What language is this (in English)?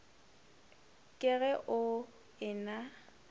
Northern Sotho